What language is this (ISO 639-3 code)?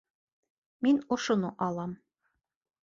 bak